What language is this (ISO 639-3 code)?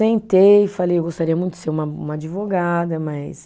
por